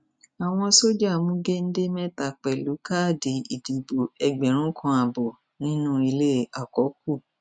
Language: Yoruba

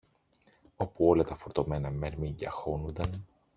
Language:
Greek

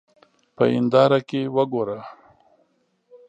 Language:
Pashto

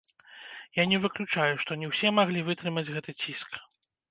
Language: Belarusian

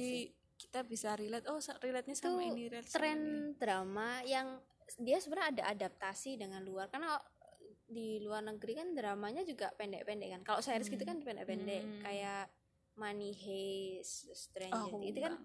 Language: Indonesian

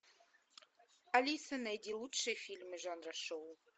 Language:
Russian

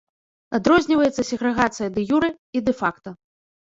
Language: Belarusian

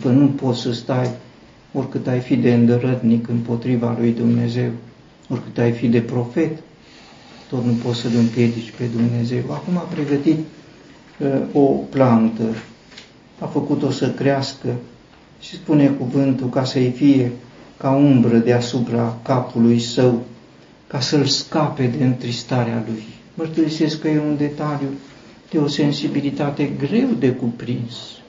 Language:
Romanian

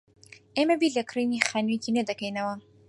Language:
Central Kurdish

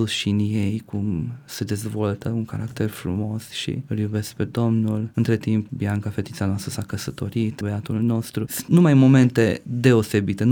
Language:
Romanian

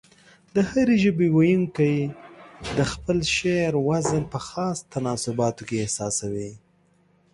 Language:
Pashto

